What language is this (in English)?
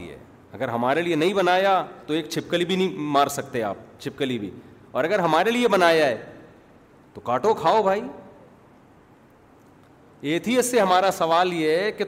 Urdu